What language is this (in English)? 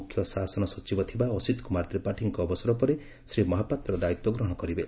Odia